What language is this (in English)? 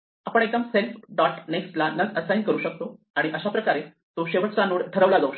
Marathi